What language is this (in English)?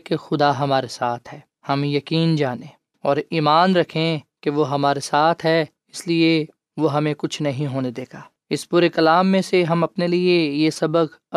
Urdu